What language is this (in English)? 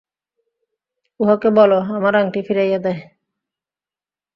Bangla